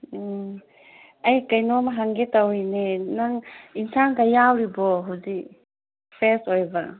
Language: Manipuri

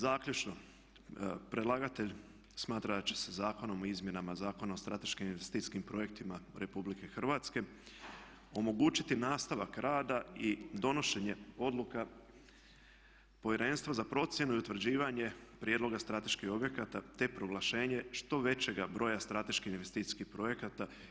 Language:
Croatian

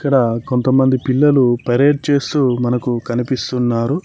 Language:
Telugu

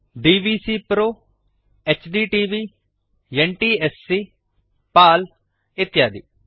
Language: Kannada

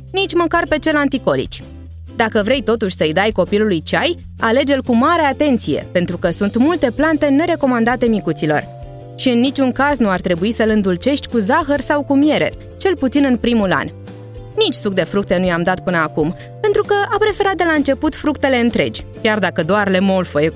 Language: Romanian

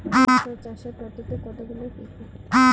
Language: Bangla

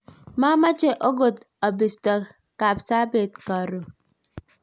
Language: Kalenjin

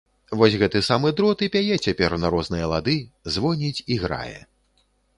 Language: Belarusian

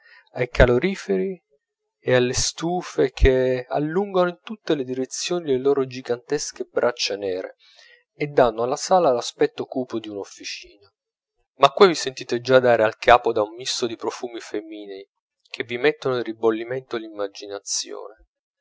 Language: Italian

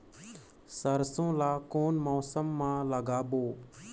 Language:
Chhattisgarhi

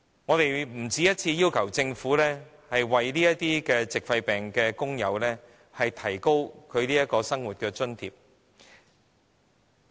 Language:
Cantonese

